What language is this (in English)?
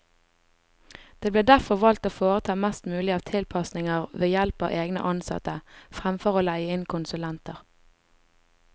Norwegian